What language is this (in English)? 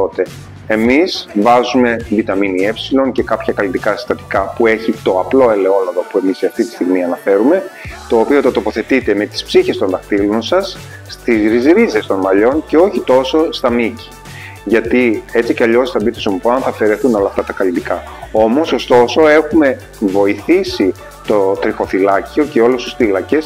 Greek